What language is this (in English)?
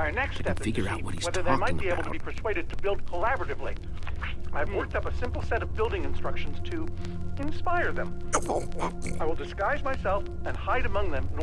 English